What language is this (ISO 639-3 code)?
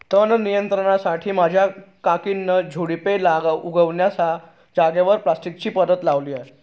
mar